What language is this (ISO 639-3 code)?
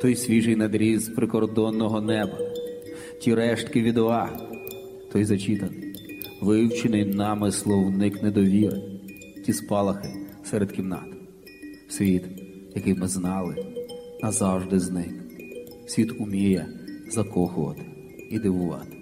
ukr